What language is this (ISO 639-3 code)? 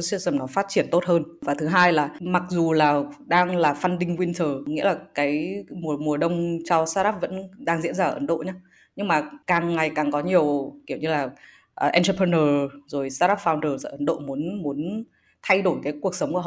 vie